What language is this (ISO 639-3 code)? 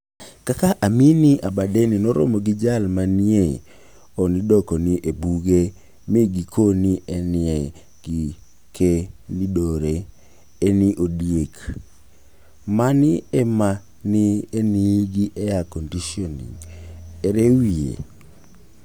luo